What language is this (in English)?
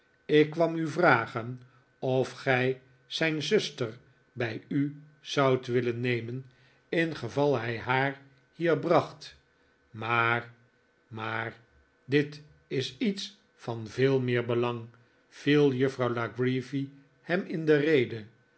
Dutch